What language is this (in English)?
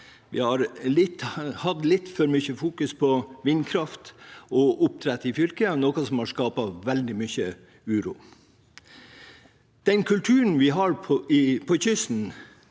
Norwegian